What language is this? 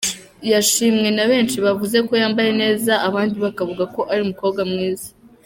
Kinyarwanda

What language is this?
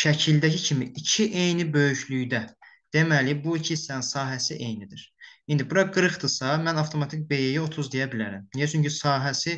Turkish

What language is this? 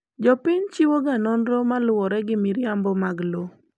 Luo (Kenya and Tanzania)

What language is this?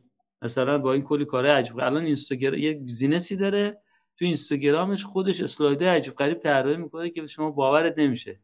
Persian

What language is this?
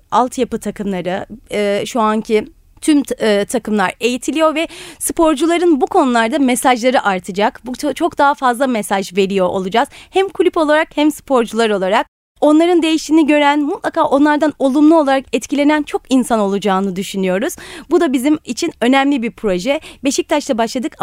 Turkish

